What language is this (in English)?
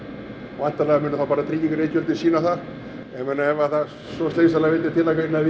Icelandic